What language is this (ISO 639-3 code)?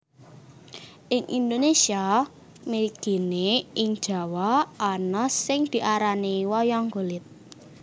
jav